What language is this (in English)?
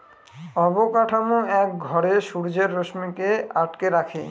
Bangla